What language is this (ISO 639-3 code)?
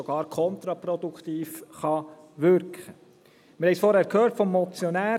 gsw